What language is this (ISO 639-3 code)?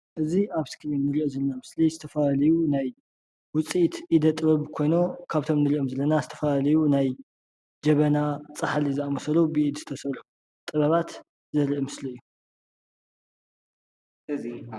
tir